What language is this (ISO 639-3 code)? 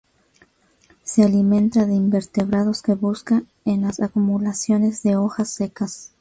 spa